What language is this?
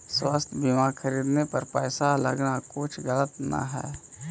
Magahi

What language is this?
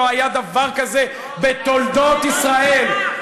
Hebrew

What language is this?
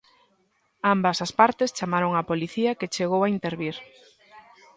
Galician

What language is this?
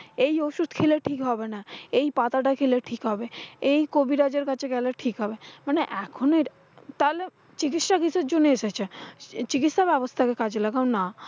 Bangla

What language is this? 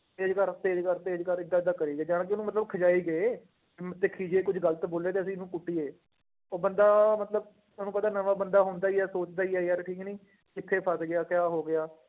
Punjabi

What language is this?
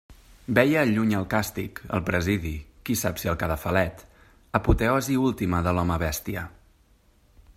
Catalan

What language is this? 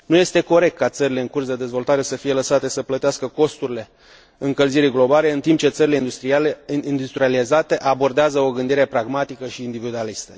Romanian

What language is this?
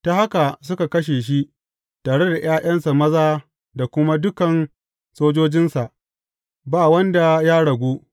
Hausa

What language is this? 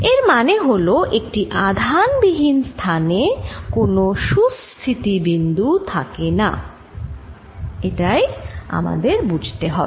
Bangla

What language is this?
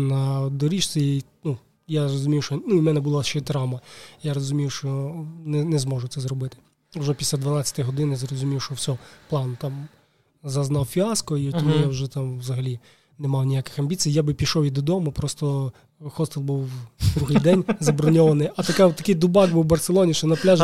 Ukrainian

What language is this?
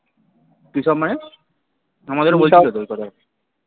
Bangla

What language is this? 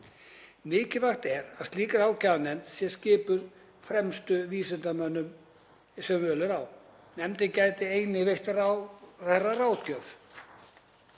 Icelandic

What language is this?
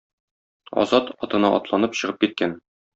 Tatar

